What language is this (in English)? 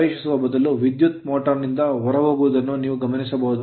Kannada